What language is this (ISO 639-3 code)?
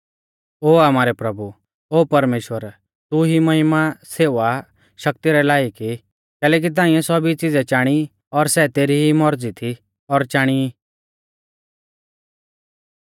bfz